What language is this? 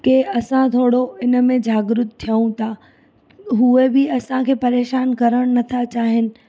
Sindhi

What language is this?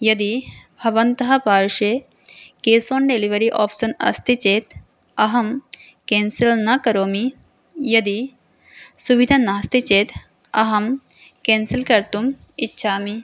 Sanskrit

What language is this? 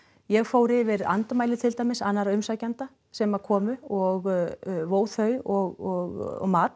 Icelandic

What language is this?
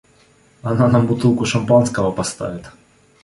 Russian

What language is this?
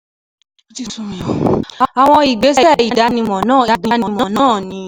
Yoruba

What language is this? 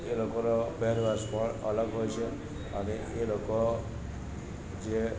Gujarati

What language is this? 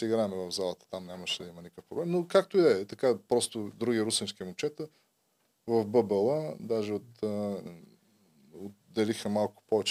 Bulgarian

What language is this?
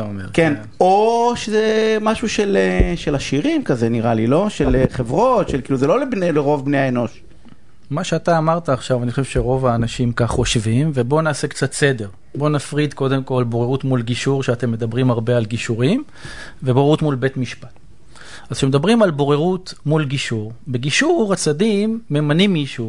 Hebrew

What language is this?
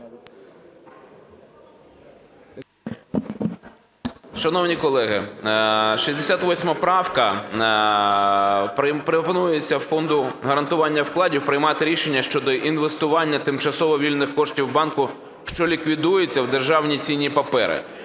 Ukrainian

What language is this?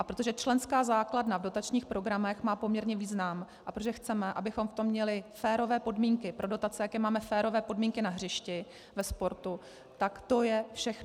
Czech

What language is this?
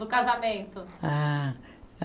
Portuguese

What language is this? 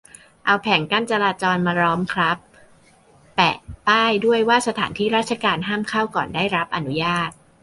Thai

